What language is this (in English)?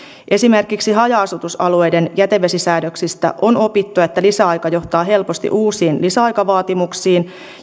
Finnish